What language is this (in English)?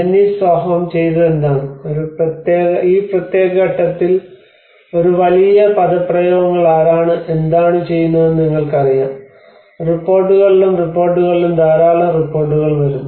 Malayalam